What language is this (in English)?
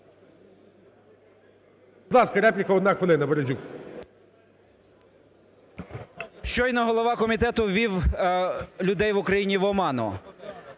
Ukrainian